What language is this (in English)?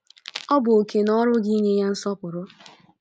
Igbo